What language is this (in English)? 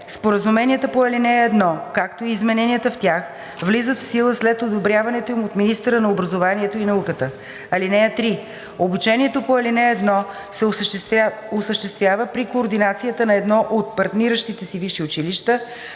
Bulgarian